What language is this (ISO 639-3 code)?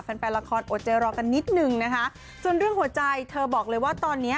tha